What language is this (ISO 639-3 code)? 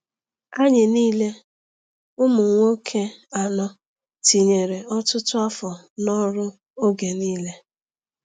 ibo